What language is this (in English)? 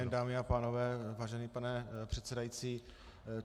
Czech